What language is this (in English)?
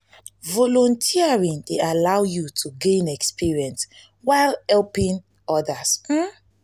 Nigerian Pidgin